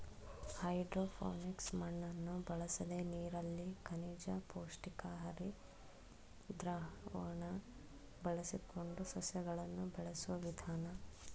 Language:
Kannada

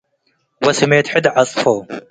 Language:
Tigre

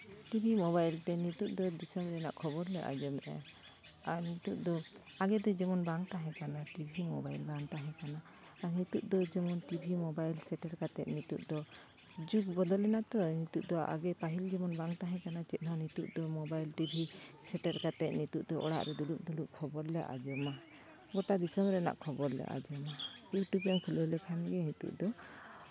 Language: Santali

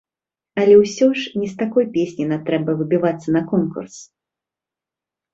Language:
Belarusian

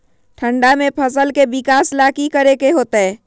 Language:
Magahi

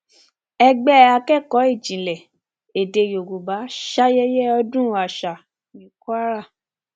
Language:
Yoruba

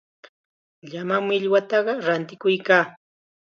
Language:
Chiquián Ancash Quechua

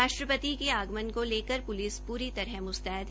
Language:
Hindi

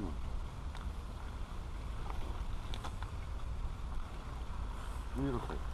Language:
Polish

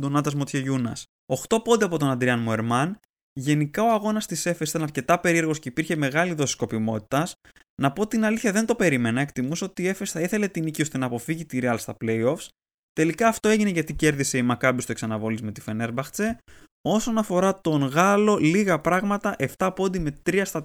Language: Greek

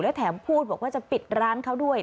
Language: Thai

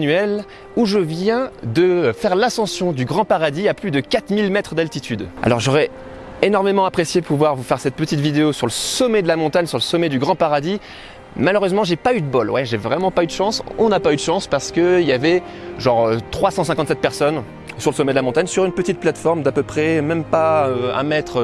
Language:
French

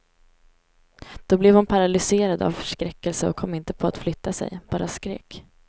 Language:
Swedish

